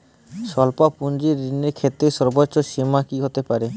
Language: Bangla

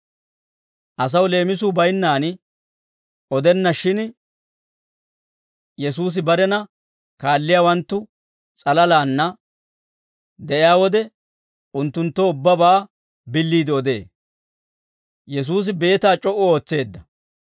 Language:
Dawro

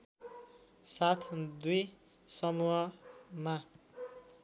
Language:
Nepali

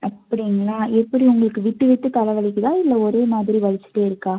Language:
Tamil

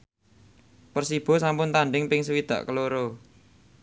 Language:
Javanese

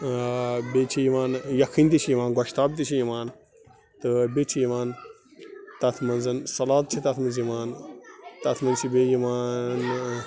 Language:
Kashmiri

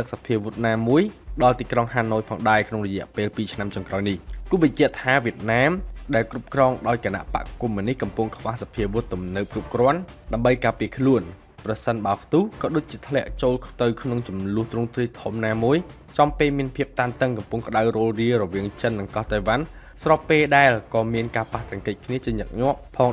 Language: Thai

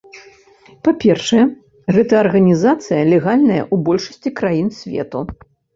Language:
Belarusian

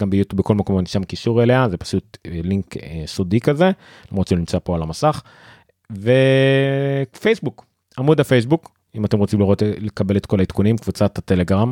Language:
Hebrew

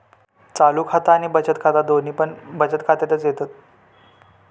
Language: Marathi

